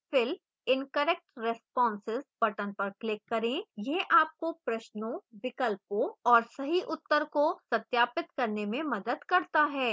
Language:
Hindi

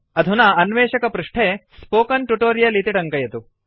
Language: Sanskrit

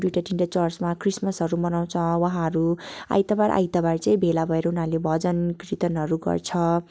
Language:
Nepali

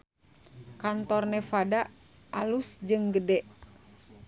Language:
Sundanese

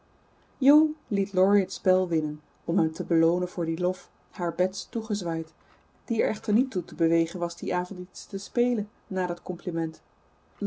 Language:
Dutch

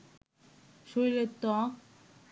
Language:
Bangla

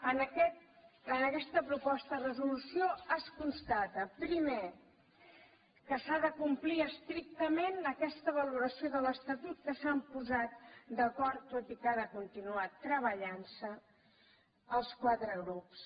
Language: Catalan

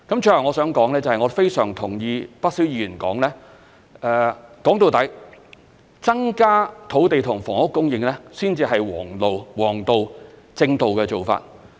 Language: Cantonese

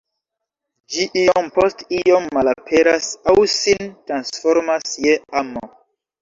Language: Esperanto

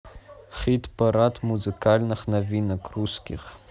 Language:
Russian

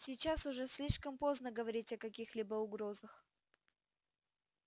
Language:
Russian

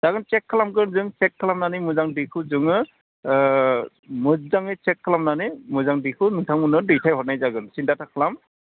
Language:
Bodo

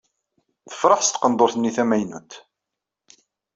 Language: Kabyle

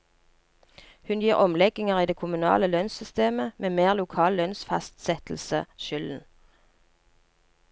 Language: Norwegian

